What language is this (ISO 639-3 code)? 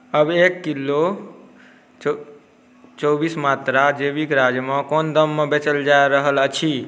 mai